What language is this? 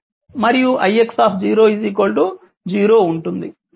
Telugu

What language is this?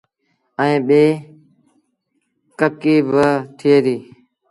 Sindhi Bhil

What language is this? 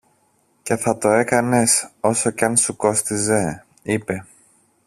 Greek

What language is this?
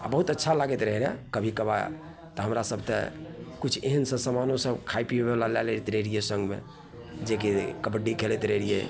Maithili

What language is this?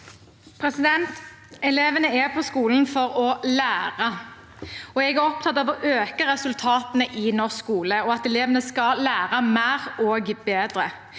Norwegian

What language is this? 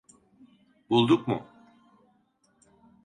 Turkish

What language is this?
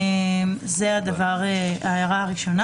Hebrew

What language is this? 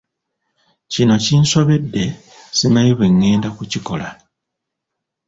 Ganda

